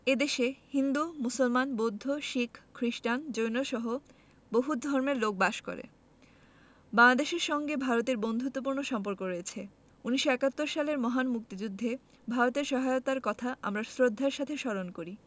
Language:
Bangla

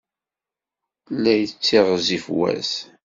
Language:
Kabyle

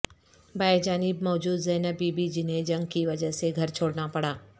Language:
Urdu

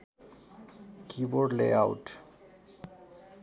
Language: Nepali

